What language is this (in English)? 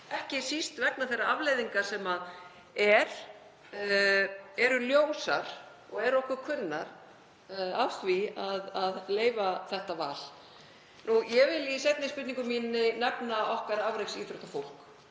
Icelandic